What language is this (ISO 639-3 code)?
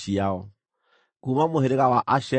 kik